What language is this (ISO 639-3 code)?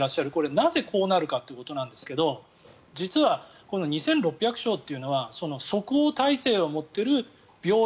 jpn